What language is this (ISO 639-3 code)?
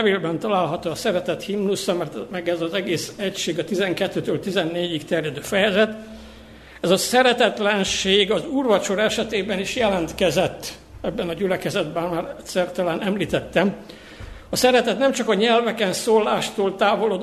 hun